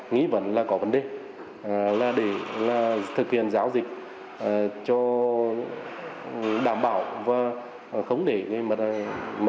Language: Vietnamese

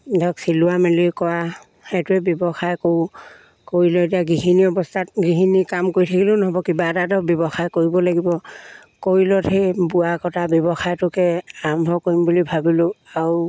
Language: Assamese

